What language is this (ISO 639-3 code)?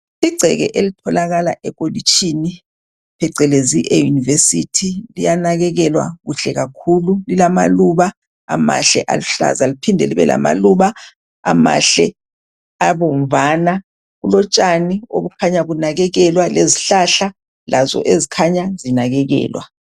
nde